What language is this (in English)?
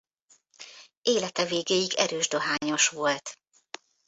Hungarian